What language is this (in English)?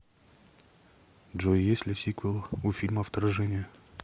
Russian